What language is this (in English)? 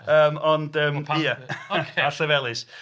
Welsh